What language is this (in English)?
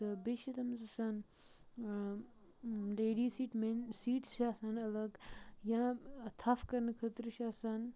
Kashmiri